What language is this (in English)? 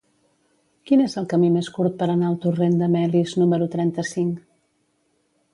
Catalan